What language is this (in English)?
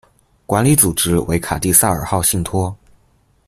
Chinese